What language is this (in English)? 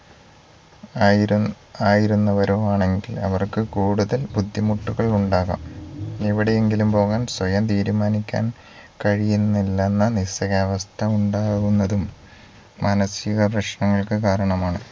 Malayalam